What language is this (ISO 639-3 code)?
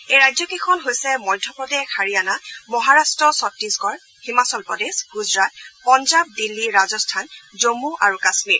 asm